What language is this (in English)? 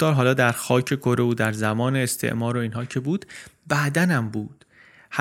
Persian